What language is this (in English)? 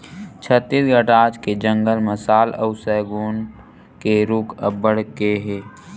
Chhattisgarhi